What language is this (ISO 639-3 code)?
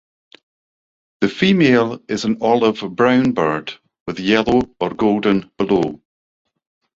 eng